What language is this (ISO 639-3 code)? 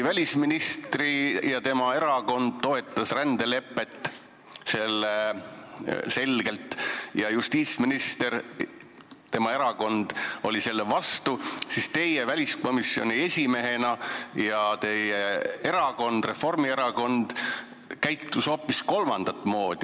est